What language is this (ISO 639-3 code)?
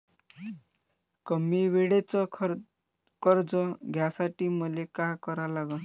mar